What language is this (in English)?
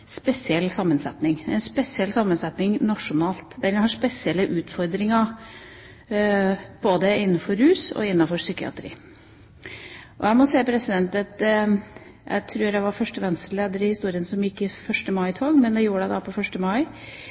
Norwegian Bokmål